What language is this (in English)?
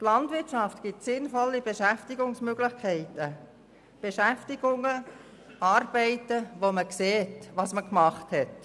Swiss German